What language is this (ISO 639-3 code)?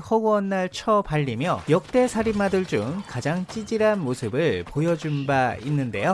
kor